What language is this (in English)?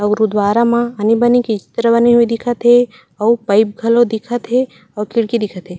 Chhattisgarhi